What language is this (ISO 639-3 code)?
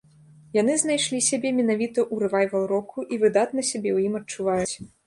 bel